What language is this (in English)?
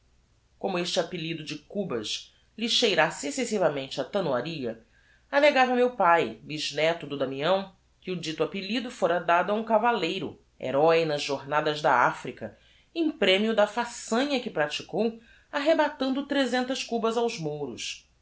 Portuguese